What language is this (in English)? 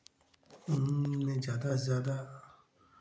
Hindi